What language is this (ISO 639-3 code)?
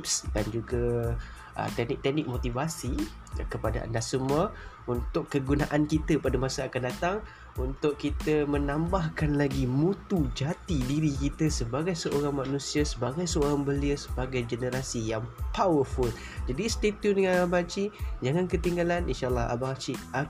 msa